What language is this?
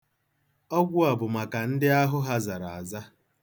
Igbo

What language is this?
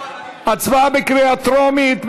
Hebrew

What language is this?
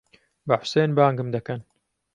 Central Kurdish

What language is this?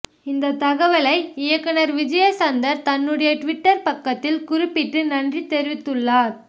Tamil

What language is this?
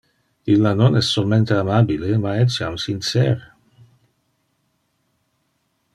Interlingua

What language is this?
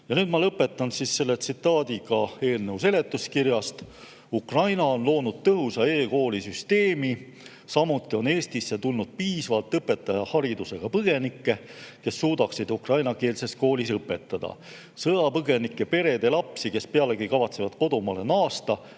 Estonian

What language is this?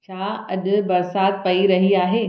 Sindhi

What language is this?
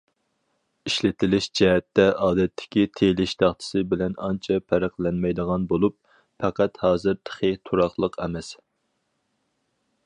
Uyghur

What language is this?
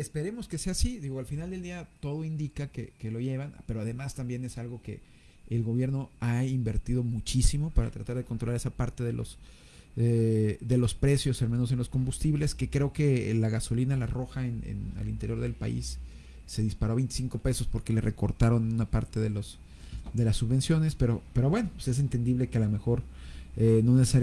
Spanish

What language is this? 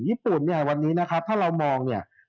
Thai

